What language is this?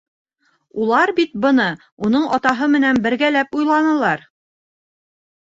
Bashkir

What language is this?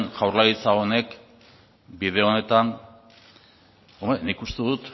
Basque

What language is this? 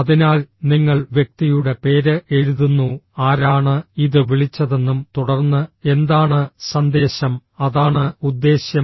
Malayalam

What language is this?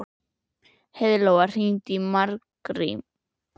Icelandic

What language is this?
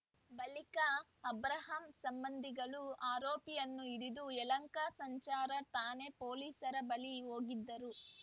Kannada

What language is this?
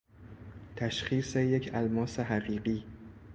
Persian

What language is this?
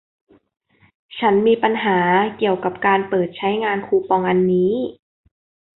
Thai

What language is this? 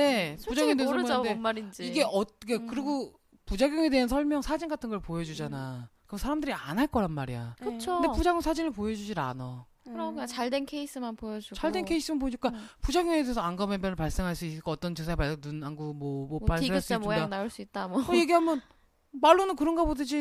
Korean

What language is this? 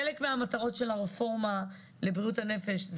Hebrew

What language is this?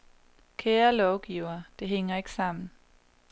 Danish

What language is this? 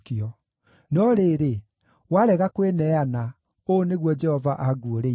Kikuyu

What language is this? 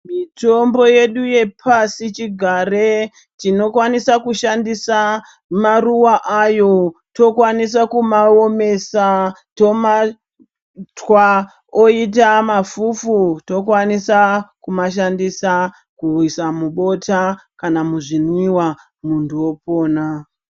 Ndau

